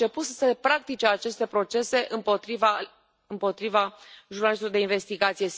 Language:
Romanian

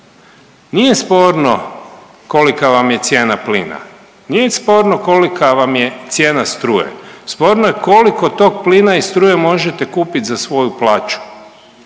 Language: Croatian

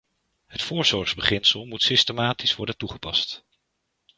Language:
Dutch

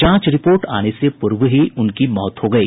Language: Hindi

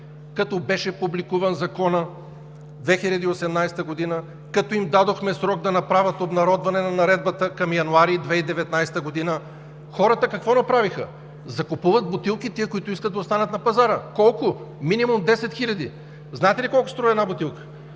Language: Bulgarian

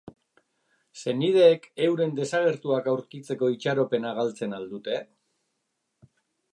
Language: Basque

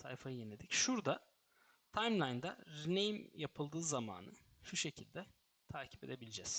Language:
Turkish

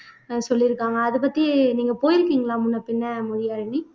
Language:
Tamil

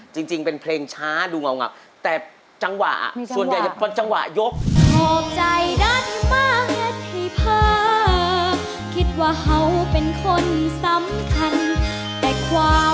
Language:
Thai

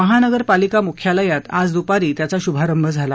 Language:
Marathi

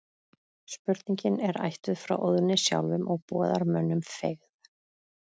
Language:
Icelandic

